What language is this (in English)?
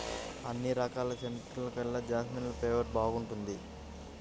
Telugu